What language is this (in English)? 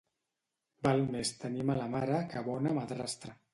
Catalan